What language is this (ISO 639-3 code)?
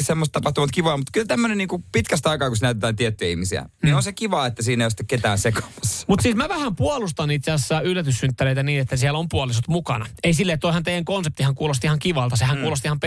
fin